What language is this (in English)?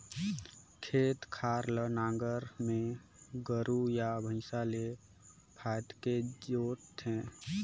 Chhattisgarhi